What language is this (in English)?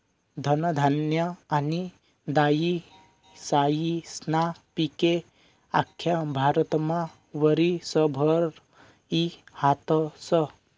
Marathi